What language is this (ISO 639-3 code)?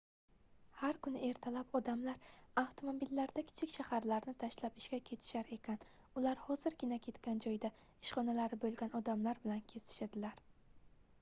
uzb